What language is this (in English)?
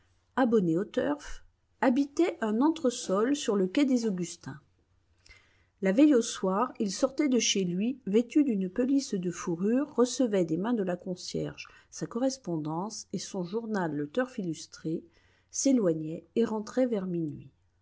French